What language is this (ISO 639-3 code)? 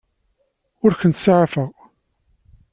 kab